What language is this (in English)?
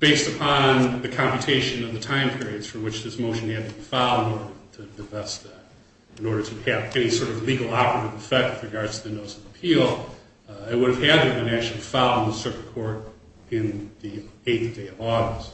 English